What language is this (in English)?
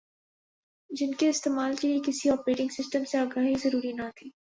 Urdu